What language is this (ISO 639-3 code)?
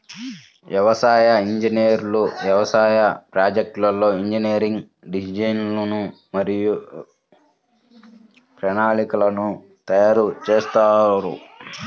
tel